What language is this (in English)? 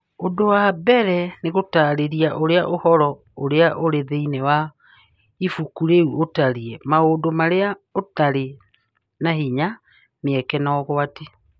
Kikuyu